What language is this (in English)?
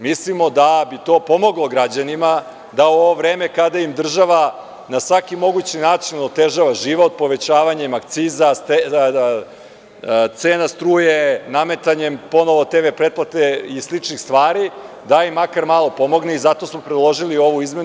Serbian